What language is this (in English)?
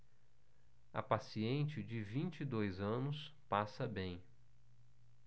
Portuguese